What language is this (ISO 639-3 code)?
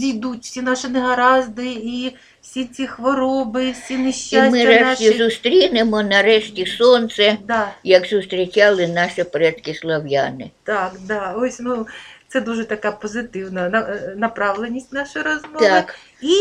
ukr